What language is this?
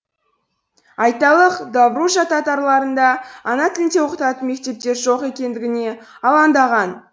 Kazakh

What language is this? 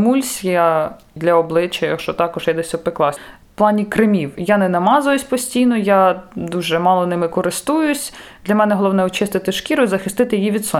Ukrainian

